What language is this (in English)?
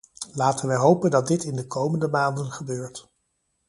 Dutch